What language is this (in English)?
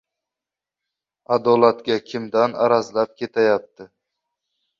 Uzbek